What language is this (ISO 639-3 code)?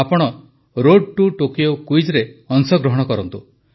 ori